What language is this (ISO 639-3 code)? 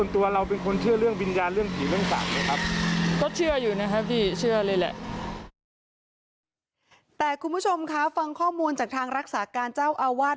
tha